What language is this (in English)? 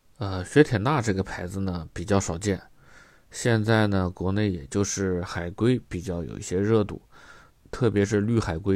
Chinese